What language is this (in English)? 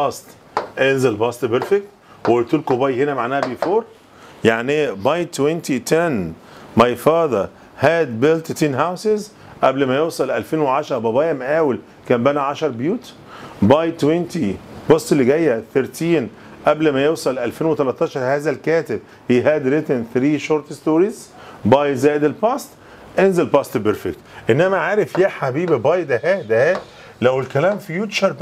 Arabic